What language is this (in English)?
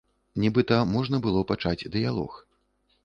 Belarusian